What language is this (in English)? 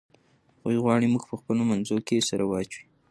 Pashto